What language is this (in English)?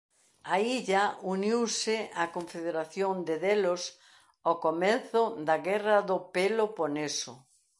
Galician